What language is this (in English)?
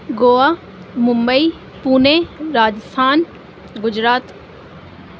Urdu